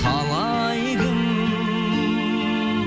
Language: Kazakh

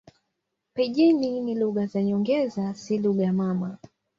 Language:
Swahili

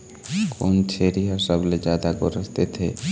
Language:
Chhattisgarhi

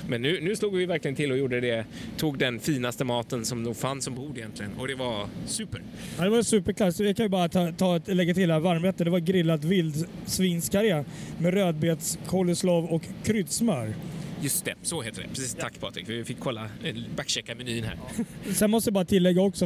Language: Swedish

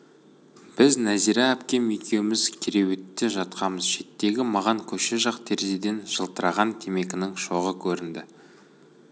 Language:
Kazakh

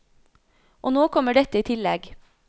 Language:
Norwegian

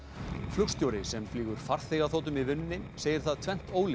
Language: Icelandic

